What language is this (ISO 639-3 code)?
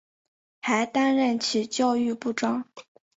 zho